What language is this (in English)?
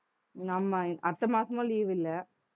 Tamil